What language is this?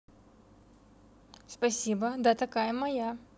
Russian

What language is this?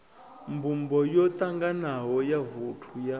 Venda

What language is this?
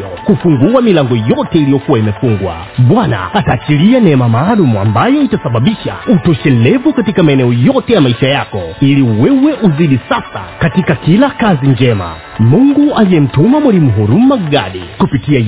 Swahili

